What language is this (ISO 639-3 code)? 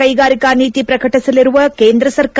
kan